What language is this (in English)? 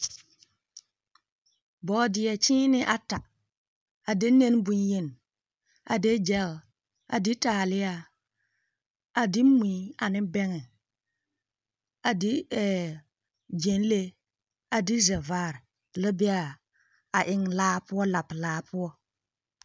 Southern Dagaare